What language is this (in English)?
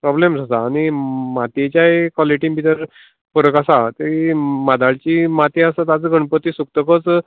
Konkani